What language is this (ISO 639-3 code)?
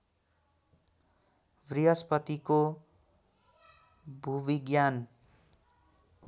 nep